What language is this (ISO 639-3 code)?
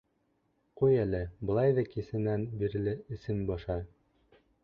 bak